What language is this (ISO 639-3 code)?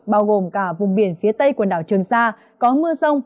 vie